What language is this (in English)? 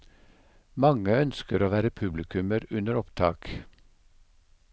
Norwegian